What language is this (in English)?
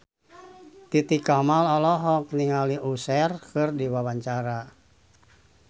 Sundanese